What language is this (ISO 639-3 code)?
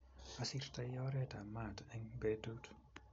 kln